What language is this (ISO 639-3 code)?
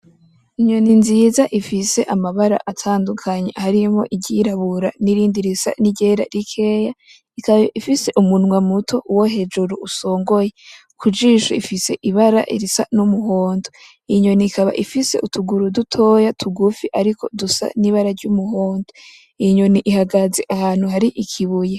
run